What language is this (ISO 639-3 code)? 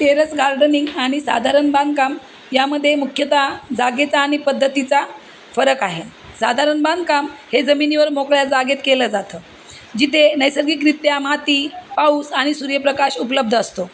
mar